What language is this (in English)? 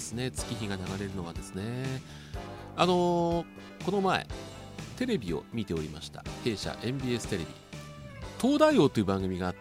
Japanese